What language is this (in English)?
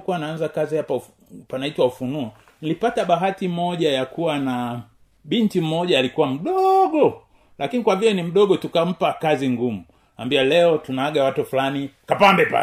Swahili